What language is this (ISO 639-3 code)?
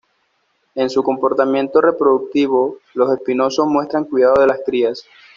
spa